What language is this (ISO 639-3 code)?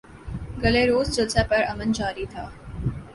urd